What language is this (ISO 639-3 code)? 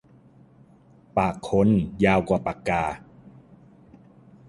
tha